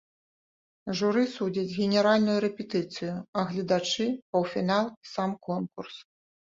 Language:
Belarusian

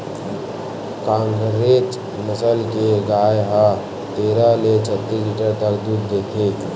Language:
Chhattisgarhi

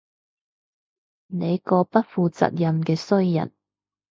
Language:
Cantonese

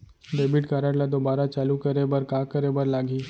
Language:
Chhattisgarhi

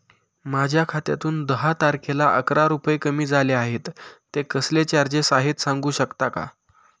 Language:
Marathi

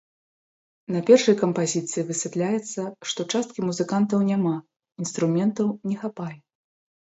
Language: Belarusian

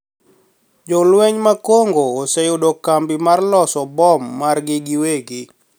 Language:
Luo (Kenya and Tanzania)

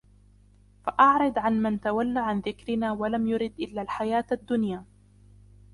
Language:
Arabic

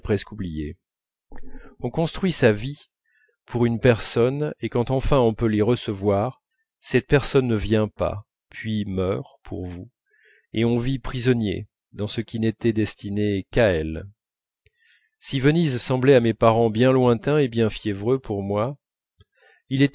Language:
French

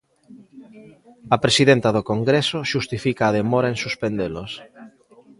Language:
Galician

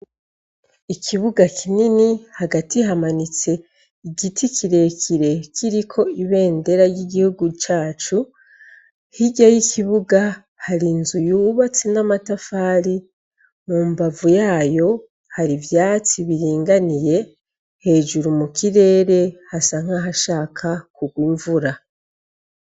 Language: Rundi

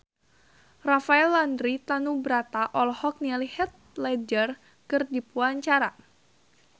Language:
Sundanese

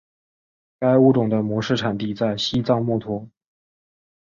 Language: Chinese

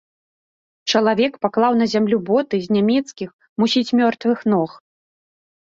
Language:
Belarusian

